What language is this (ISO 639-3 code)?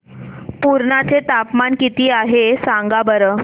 mar